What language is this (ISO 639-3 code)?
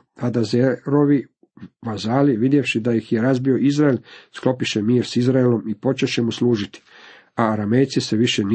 hrv